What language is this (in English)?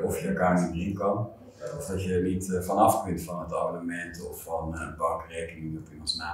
Dutch